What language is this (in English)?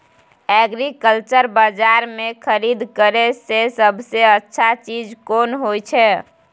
Maithili